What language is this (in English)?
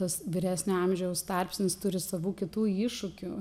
Lithuanian